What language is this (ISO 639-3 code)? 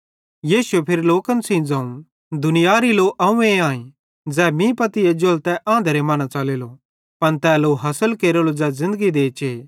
bhd